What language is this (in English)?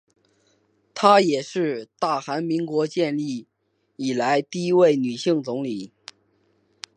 Chinese